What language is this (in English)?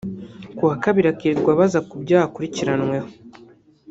Kinyarwanda